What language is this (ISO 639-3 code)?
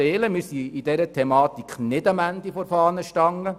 gsw